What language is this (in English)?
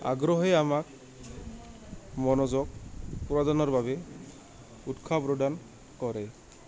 Assamese